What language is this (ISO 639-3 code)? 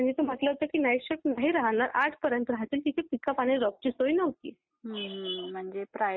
mar